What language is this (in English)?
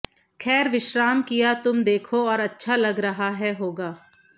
Hindi